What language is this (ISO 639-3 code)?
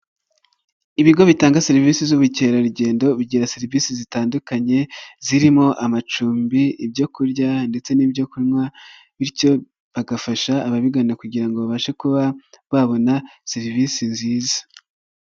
kin